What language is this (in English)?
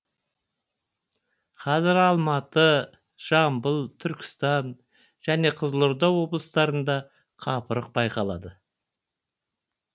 Kazakh